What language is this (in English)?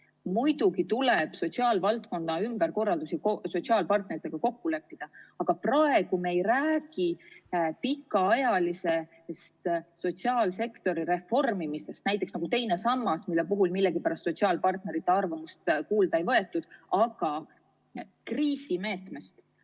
Estonian